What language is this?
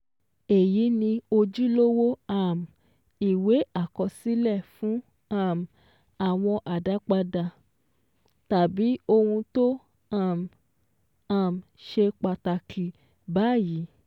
Yoruba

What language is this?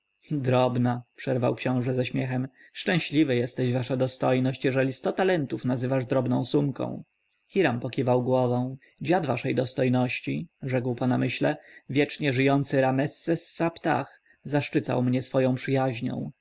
Polish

